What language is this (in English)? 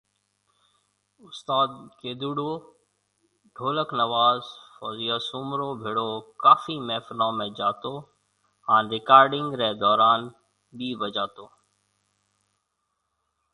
Marwari (Pakistan)